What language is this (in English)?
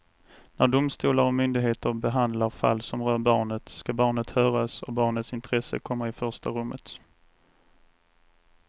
Swedish